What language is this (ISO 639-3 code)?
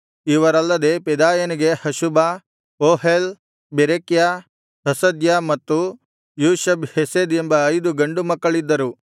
kan